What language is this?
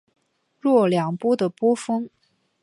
Chinese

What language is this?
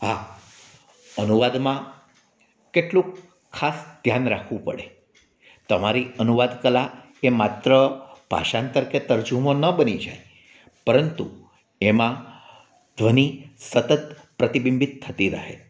Gujarati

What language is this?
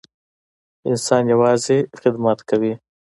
Pashto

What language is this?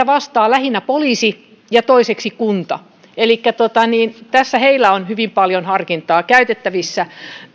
Finnish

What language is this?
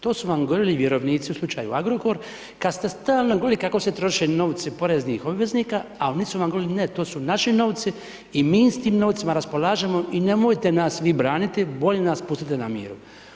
Croatian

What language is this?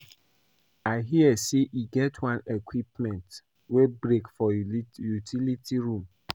Nigerian Pidgin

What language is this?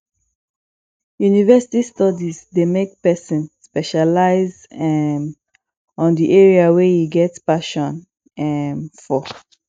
Nigerian Pidgin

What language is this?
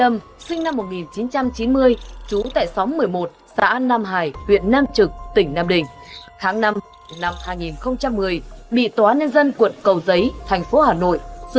Vietnamese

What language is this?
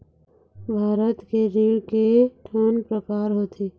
Chhattisgarhi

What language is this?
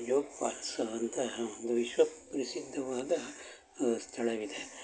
Kannada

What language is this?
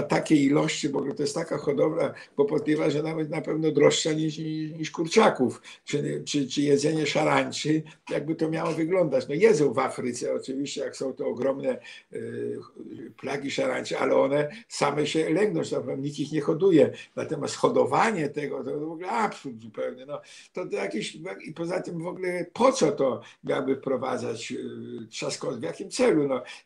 Polish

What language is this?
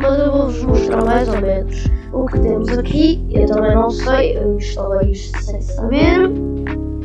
Portuguese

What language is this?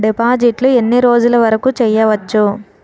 Telugu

